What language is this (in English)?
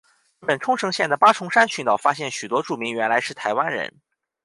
Chinese